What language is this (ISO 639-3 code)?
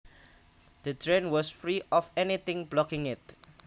jav